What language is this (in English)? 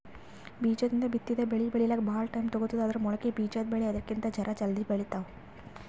Kannada